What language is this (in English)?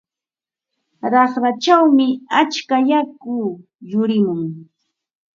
Ambo-Pasco Quechua